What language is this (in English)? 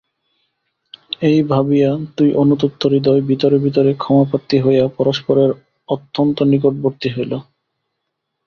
Bangla